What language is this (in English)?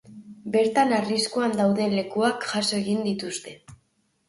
Basque